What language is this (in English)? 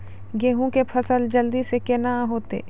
Maithili